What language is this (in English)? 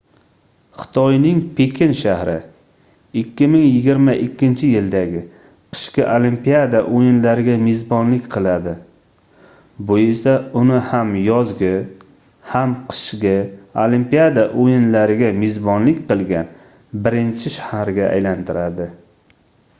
Uzbek